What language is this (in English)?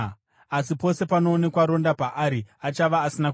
Shona